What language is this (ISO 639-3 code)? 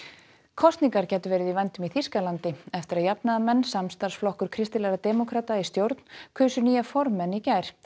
isl